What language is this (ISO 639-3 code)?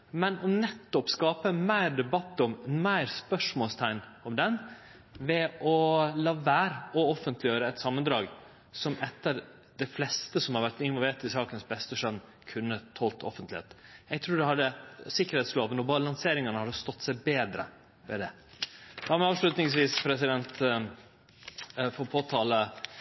nno